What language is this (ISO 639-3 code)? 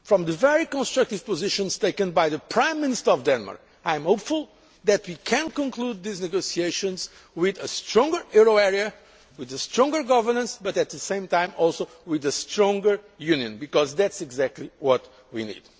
eng